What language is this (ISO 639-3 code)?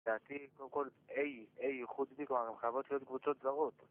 heb